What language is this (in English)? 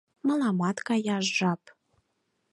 Mari